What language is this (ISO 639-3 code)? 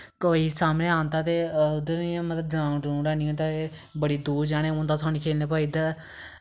doi